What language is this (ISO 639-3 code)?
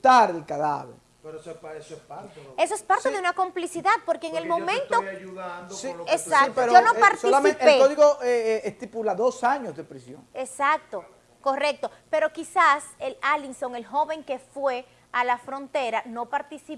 spa